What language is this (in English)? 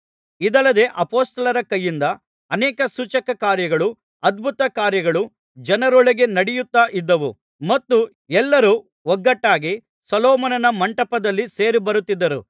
Kannada